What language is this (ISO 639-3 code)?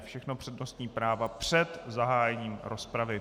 ces